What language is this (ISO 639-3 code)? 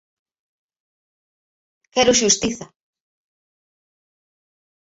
glg